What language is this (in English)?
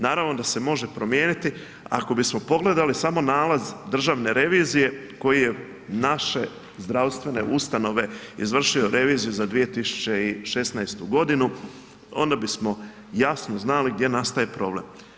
Croatian